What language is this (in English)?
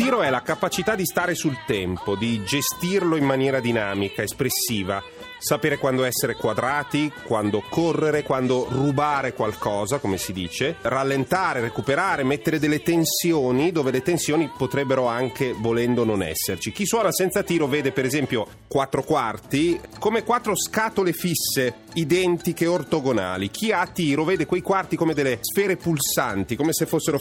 Italian